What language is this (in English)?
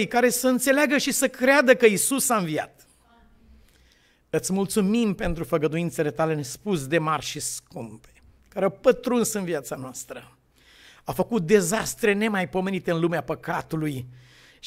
Romanian